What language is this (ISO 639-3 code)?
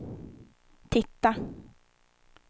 swe